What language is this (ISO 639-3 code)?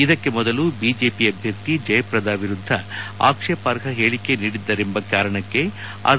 kan